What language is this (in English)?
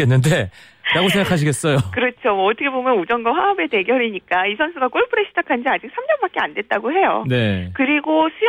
Korean